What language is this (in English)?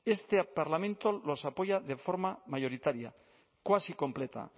Spanish